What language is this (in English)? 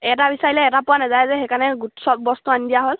Assamese